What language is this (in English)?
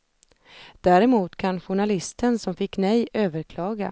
Swedish